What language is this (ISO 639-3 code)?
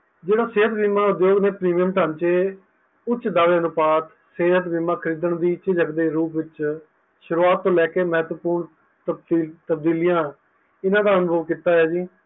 pan